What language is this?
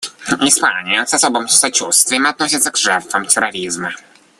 Russian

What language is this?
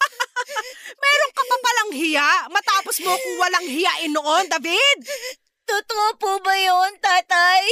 Filipino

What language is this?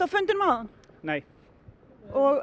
Icelandic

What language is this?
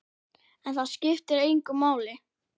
Icelandic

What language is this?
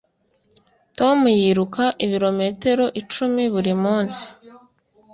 Kinyarwanda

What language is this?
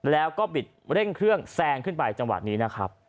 Thai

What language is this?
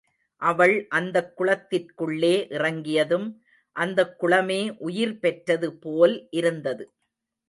Tamil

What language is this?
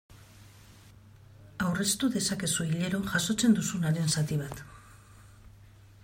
Basque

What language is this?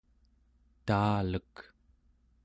Central Yupik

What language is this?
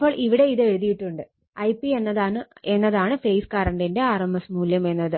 Malayalam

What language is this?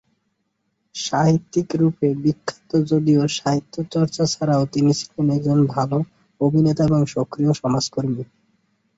Bangla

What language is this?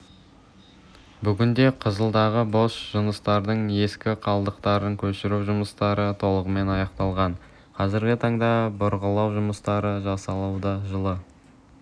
Kazakh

